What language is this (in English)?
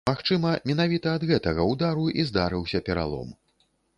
Belarusian